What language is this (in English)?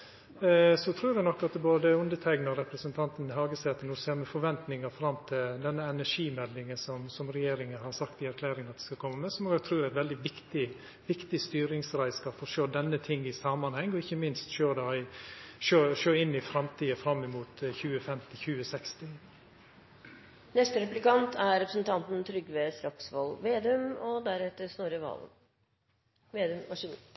Norwegian